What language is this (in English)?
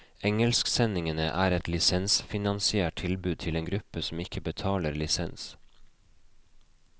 Norwegian